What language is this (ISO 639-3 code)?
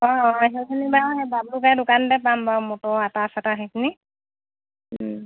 asm